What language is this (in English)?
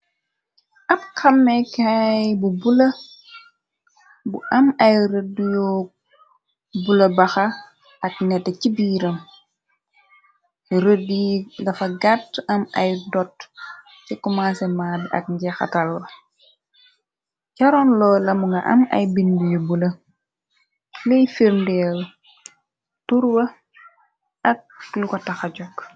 Wolof